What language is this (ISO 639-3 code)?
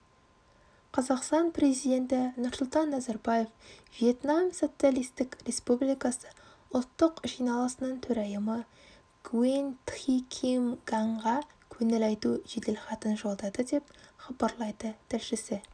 kaz